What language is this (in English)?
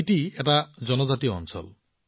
Assamese